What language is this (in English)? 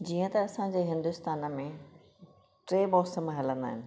Sindhi